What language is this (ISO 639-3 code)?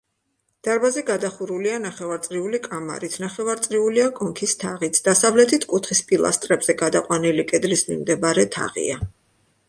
kat